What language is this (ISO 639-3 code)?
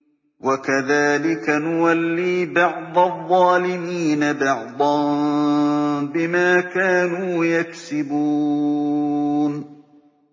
ara